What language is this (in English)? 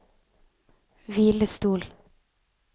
Norwegian